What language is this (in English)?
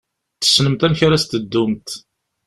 Kabyle